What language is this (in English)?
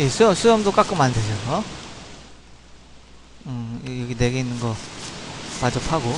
Korean